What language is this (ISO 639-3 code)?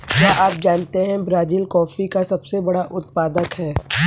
hin